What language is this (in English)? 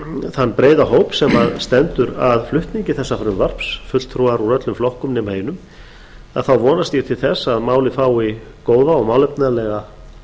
Icelandic